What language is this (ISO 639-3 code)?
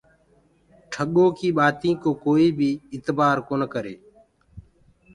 ggg